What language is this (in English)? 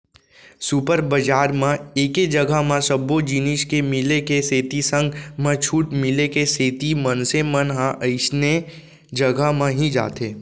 Chhattisgarhi